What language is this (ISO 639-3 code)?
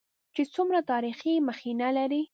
pus